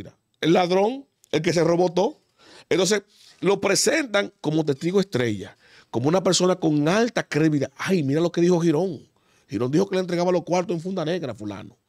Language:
Spanish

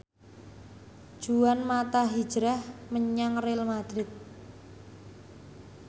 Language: Javanese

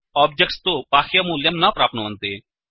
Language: Sanskrit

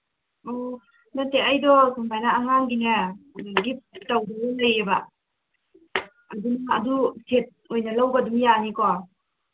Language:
Manipuri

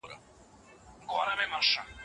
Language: Pashto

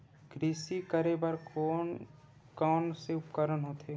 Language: Chhattisgarhi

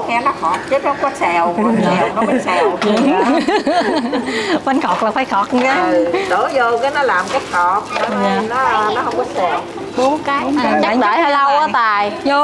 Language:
Vietnamese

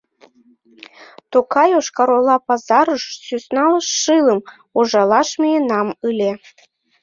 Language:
Mari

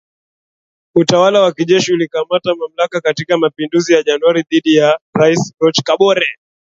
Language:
Swahili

